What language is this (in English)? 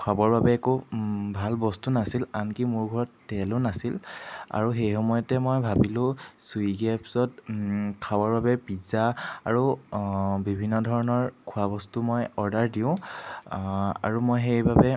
Assamese